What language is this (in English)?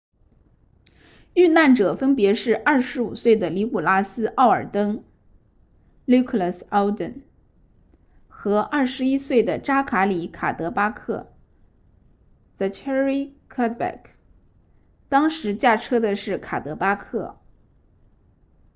Chinese